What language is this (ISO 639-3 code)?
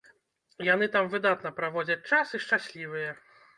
bel